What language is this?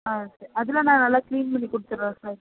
Tamil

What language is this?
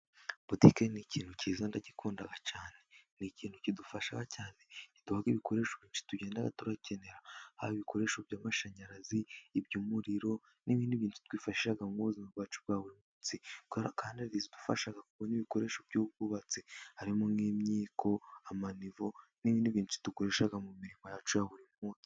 Kinyarwanda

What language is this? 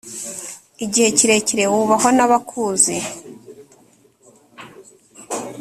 Kinyarwanda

